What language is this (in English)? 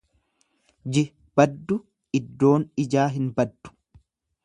Oromo